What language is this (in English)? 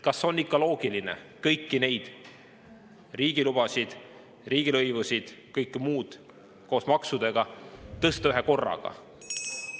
Estonian